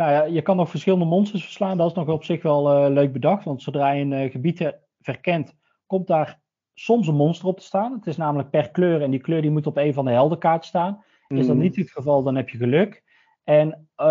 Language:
Dutch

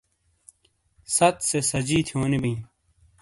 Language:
Shina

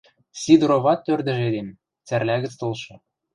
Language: Western Mari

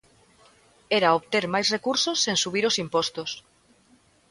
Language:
Galician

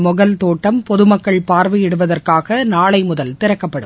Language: Tamil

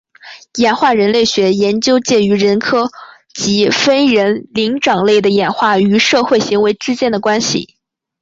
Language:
Chinese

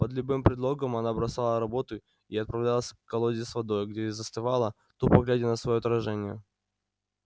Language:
Russian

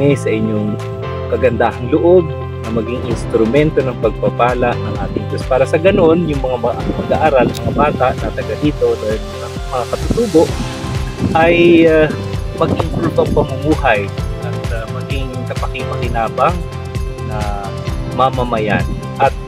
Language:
Filipino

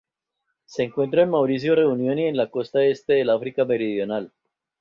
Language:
Spanish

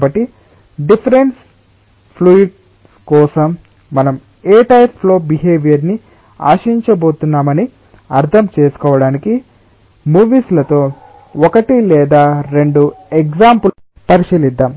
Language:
Telugu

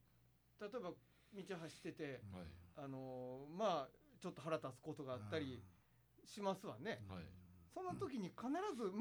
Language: Japanese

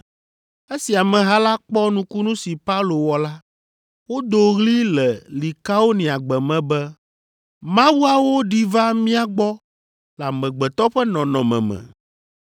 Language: Ewe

